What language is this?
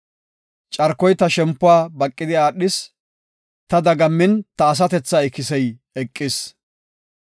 Gofa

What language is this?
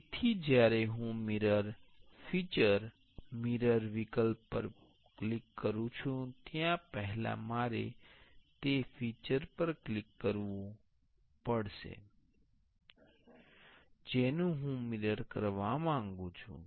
Gujarati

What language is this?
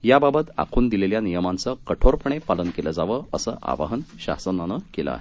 Marathi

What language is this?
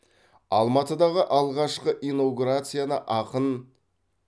Kazakh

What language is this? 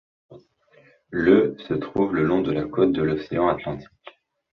French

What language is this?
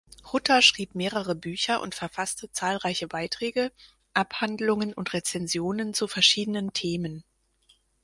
German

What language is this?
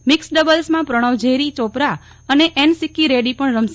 Gujarati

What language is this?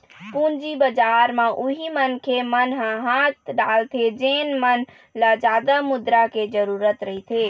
Chhattisgarhi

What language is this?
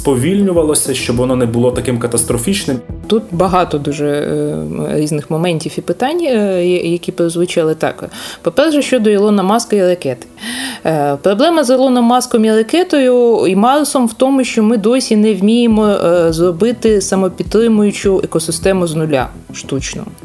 Ukrainian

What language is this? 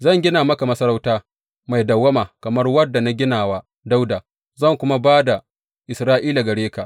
Hausa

